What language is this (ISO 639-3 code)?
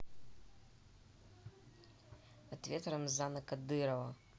rus